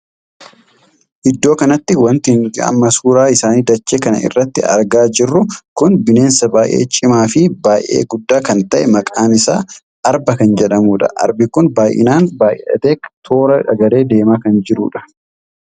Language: Oromo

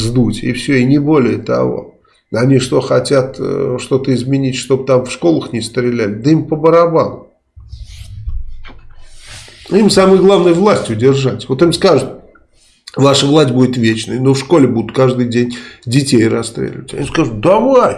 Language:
Russian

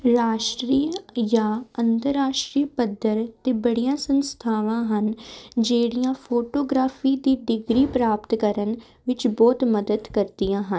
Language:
Punjabi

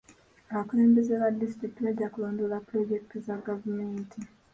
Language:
Ganda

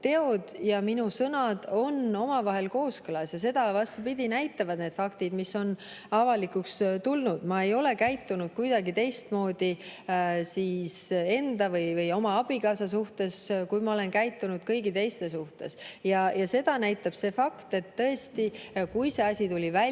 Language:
Estonian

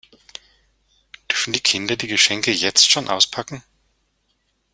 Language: German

